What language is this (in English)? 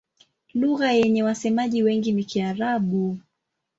Swahili